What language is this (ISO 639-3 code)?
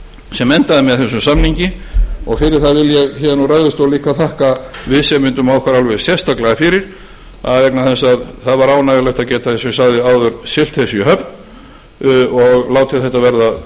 isl